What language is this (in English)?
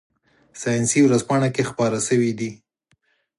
Pashto